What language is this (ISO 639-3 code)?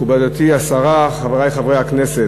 heb